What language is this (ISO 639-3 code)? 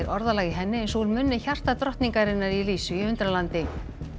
isl